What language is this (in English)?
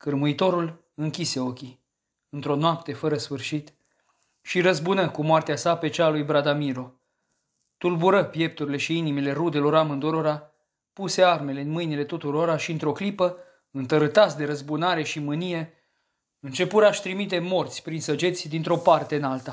Romanian